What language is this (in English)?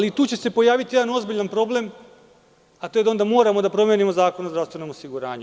Serbian